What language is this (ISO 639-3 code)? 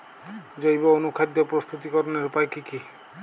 ben